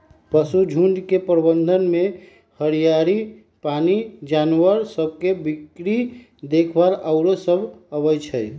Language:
Magahi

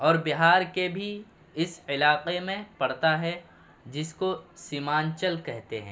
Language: Urdu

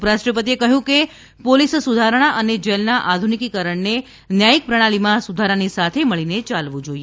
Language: Gujarati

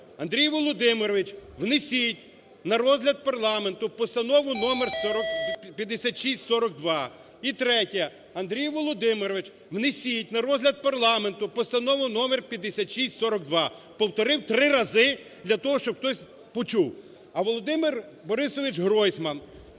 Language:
Ukrainian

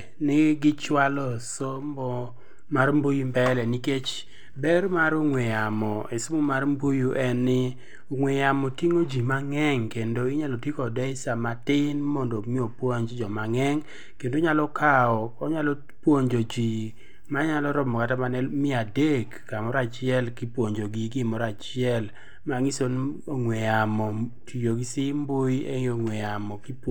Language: Luo (Kenya and Tanzania)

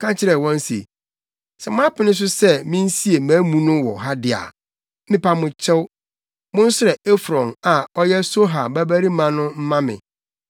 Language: Akan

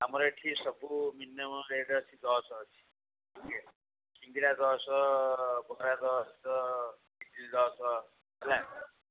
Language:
Odia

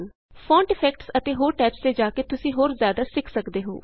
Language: Punjabi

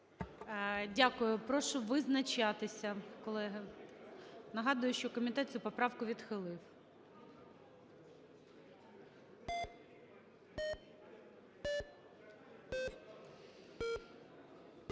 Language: Ukrainian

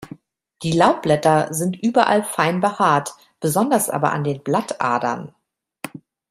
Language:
German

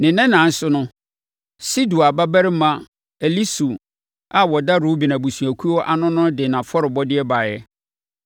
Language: Akan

